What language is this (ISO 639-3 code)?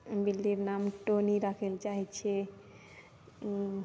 mai